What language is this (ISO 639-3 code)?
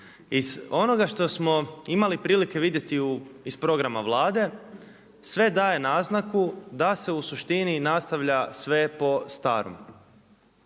hrv